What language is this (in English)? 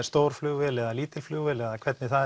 Icelandic